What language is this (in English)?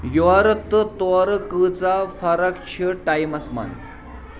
Kashmiri